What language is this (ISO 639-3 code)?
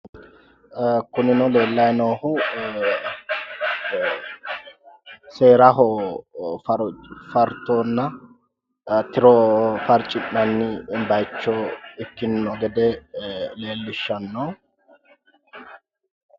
sid